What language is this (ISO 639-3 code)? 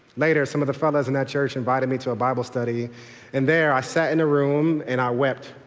eng